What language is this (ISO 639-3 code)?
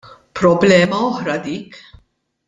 mlt